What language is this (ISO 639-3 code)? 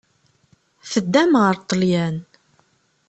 kab